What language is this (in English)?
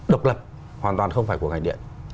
Vietnamese